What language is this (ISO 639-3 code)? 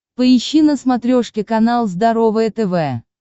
rus